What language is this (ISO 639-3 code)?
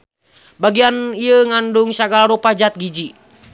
sun